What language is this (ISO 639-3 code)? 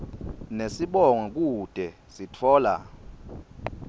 ssw